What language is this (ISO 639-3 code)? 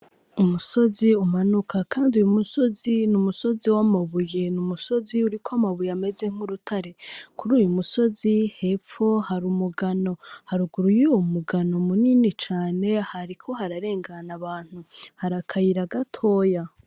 run